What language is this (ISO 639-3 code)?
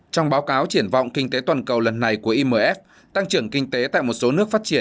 vie